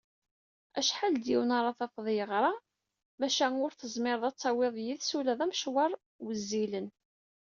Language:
Kabyle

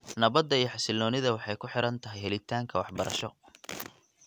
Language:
Somali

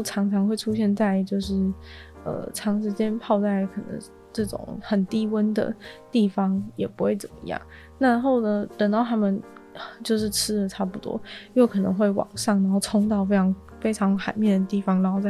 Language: Chinese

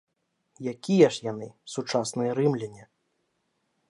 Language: Belarusian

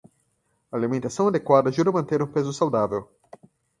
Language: Portuguese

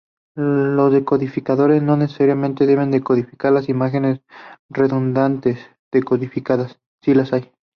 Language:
Spanish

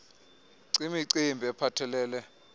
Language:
Xhosa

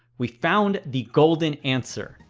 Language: English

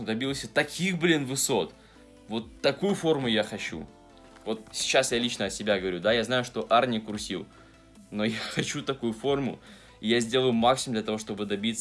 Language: Russian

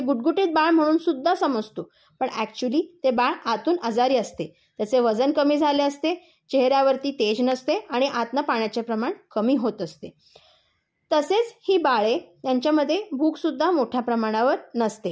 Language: Marathi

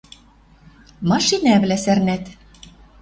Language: Western Mari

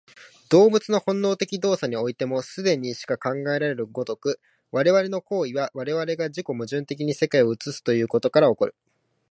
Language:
Japanese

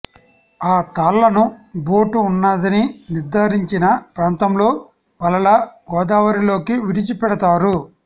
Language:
Telugu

